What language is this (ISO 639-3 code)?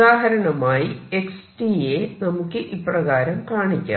mal